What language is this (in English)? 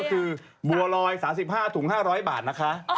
Thai